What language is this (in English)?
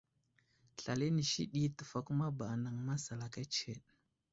Wuzlam